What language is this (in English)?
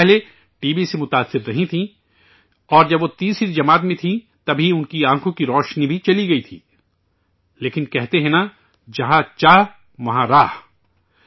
Urdu